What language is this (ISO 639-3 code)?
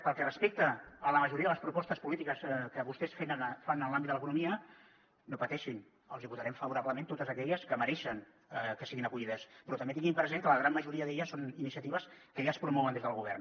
cat